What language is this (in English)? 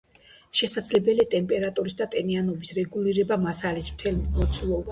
Georgian